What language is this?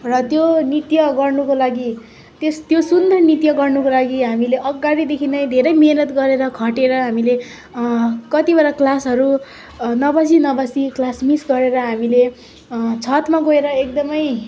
Nepali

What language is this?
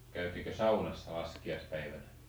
Finnish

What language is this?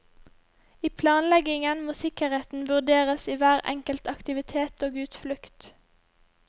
Norwegian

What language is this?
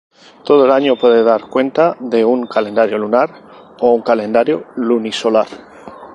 Spanish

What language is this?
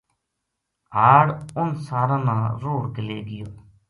Gujari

